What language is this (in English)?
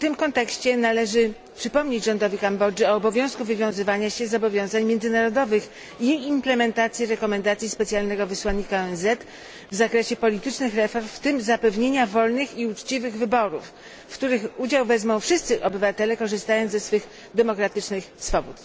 Polish